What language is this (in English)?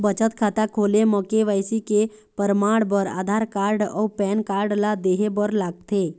Chhattisgarhi